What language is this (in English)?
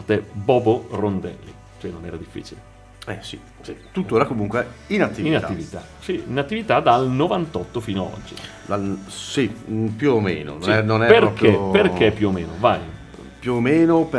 Italian